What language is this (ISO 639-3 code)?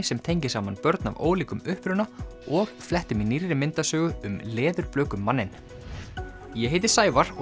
isl